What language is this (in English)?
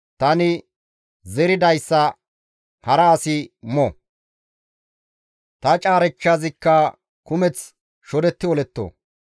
Gamo